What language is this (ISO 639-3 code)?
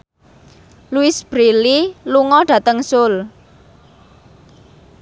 jav